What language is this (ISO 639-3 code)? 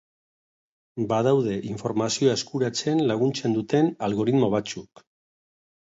eus